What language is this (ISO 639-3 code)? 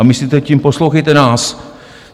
ces